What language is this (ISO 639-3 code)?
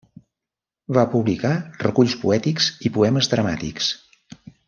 cat